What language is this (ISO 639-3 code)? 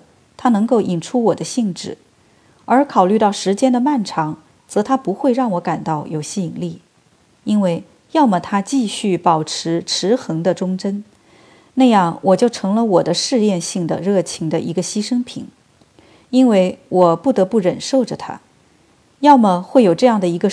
zho